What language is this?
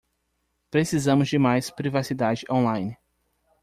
Portuguese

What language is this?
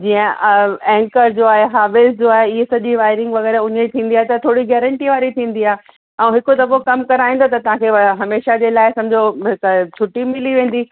Sindhi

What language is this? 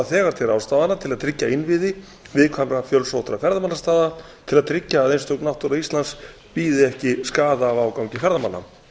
Icelandic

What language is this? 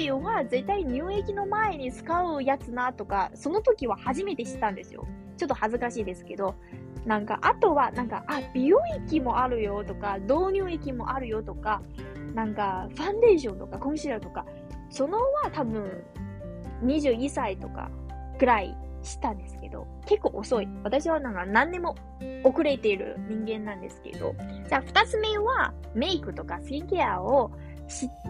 Japanese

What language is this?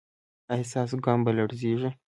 Pashto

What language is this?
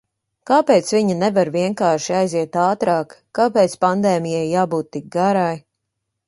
Latvian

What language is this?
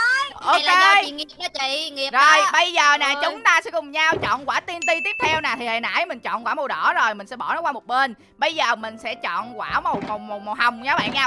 Vietnamese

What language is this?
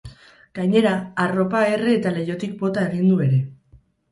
Basque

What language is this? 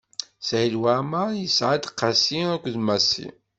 Kabyle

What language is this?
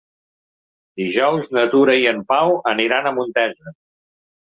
Catalan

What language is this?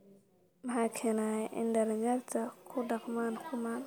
Somali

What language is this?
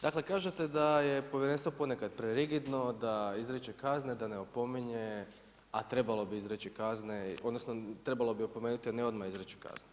Croatian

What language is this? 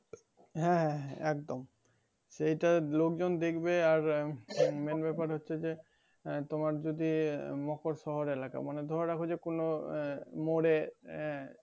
Bangla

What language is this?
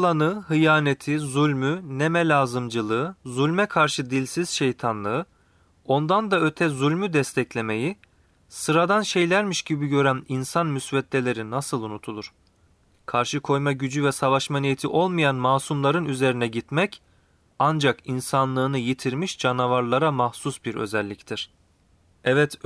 Turkish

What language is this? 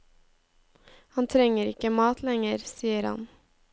Norwegian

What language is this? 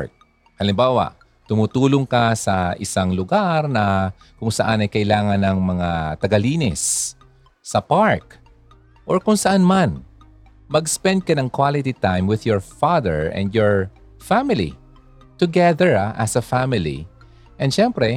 Filipino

